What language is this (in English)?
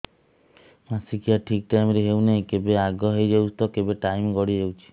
Odia